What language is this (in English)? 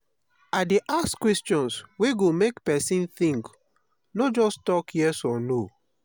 Nigerian Pidgin